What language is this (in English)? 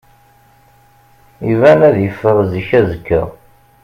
Kabyle